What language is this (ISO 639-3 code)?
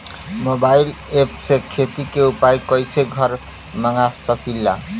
bho